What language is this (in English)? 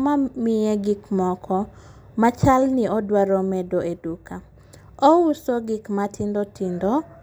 Luo (Kenya and Tanzania)